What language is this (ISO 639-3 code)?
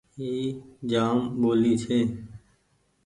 gig